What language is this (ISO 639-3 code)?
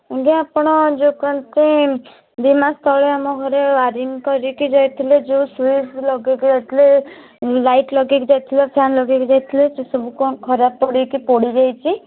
ori